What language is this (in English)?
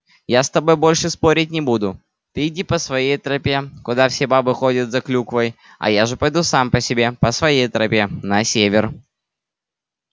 Russian